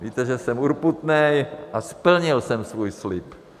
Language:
Czech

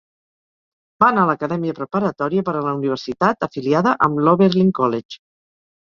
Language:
Catalan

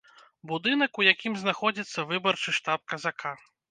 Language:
Belarusian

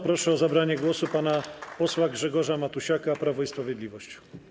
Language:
Polish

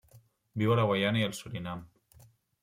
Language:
Catalan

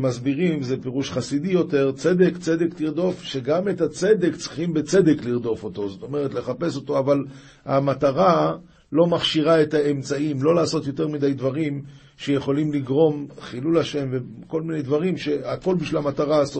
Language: Hebrew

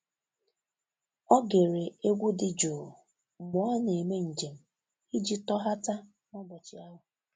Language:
Igbo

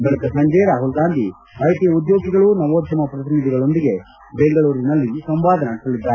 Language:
Kannada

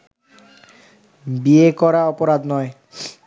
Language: Bangla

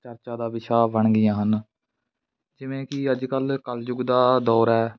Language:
Punjabi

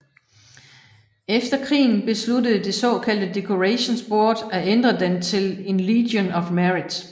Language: Danish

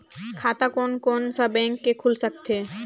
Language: Chhattisgarhi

